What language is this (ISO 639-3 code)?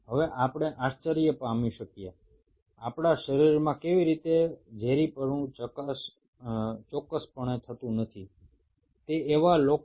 ben